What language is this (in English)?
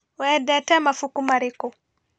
Kikuyu